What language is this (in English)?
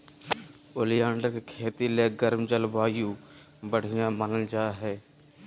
Magahi